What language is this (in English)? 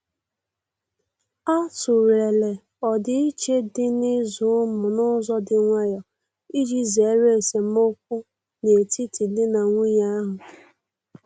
Igbo